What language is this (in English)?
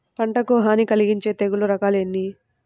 Telugu